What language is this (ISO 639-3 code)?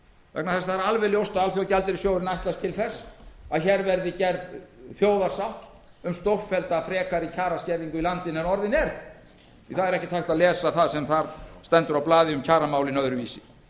isl